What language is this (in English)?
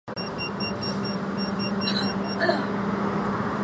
Chinese